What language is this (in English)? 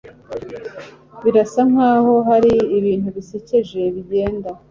Kinyarwanda